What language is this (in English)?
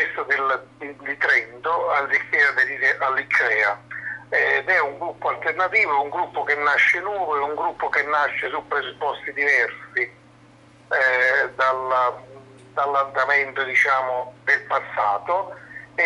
Italian